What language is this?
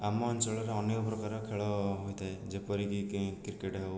Odia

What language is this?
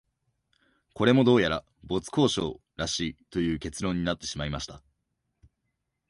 Japanese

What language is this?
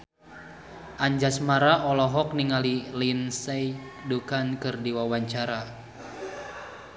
Sundanese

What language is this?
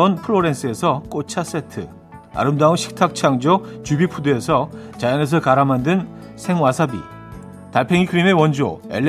Korean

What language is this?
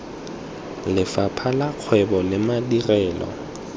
Tswana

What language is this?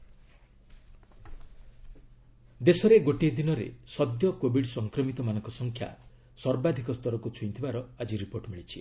Odia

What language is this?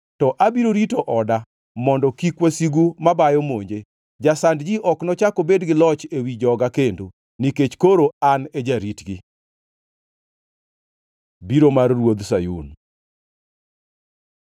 Luo (Kenya and Tanzania)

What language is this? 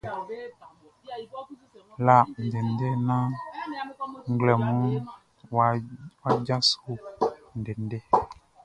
Baoulé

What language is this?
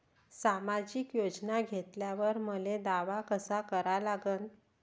Marathi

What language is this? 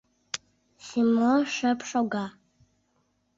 Mari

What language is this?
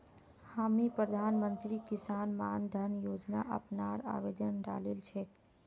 Magahi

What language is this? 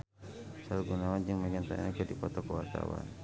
Sundanese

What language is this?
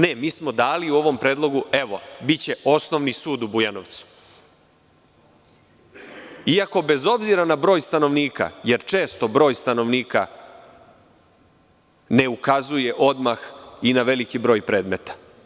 Serbian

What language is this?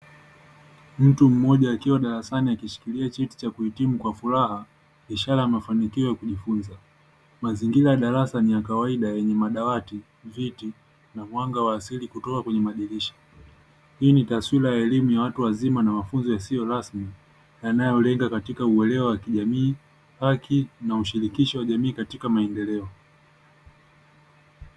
Swahili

